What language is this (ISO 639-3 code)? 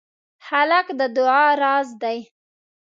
pus